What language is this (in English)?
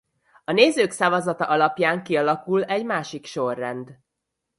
Hungarian